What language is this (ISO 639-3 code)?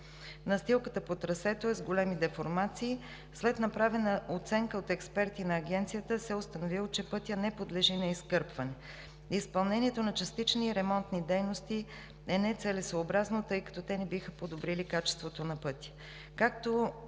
bul